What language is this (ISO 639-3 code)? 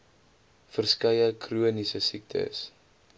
afr